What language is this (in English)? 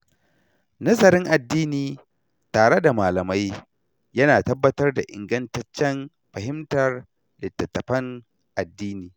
Hausa